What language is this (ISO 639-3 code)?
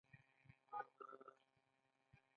pus